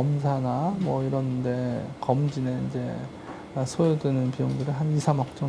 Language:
Korean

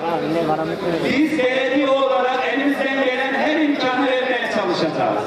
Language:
Turkish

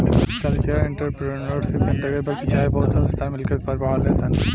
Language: Bhojpuri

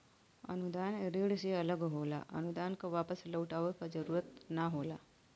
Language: Bhojpuri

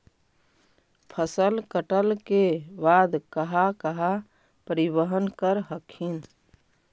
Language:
Magahi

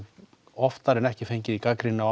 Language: Icelandic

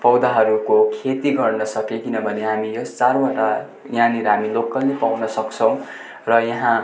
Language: Nepali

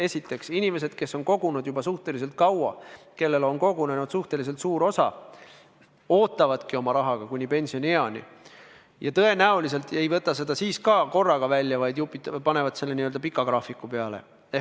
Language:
Estonian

